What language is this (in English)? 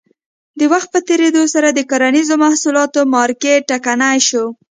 Pashto